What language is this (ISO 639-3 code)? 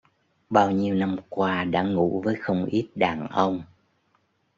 vie